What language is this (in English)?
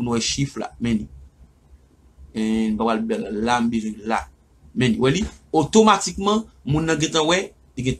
French